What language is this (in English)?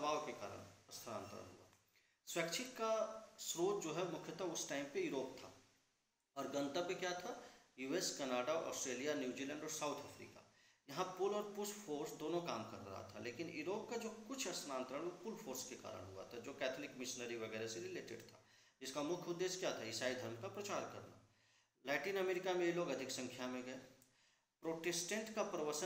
Hindi